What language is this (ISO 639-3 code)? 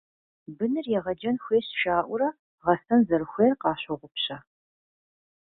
kbd